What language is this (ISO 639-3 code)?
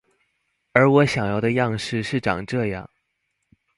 zho